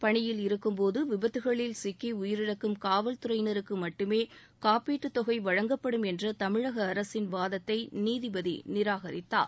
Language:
Tamil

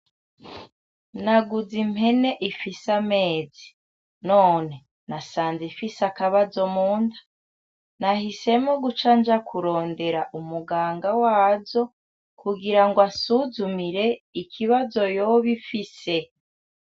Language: Rundi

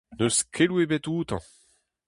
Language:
Breton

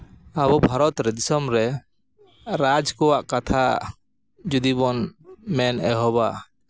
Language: Santali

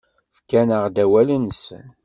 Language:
Kabyle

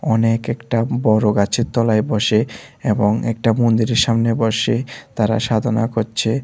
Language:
Bangla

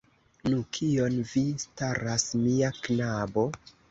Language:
Esperanto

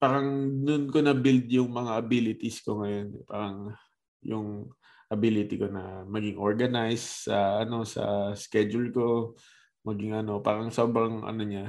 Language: Filipino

